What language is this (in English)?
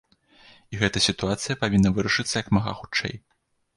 Belarusian